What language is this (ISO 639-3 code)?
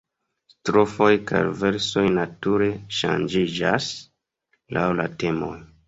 epo